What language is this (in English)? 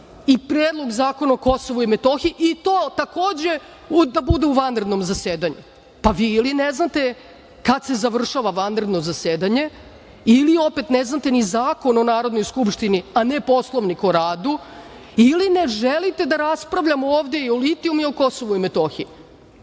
Serbian